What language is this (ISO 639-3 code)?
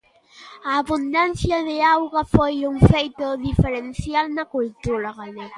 glg